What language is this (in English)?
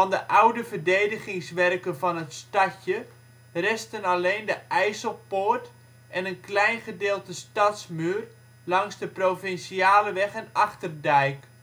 Dutch